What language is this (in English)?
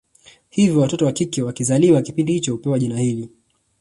Swahili